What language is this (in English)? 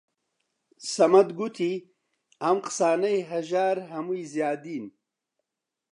Central Kurdish